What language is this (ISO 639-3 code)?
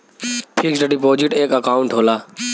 bho